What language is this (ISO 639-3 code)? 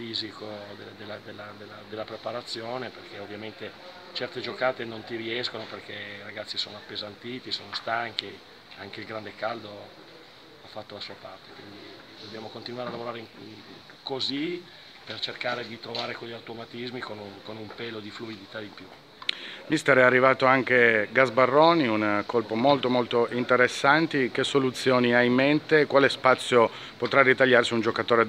ita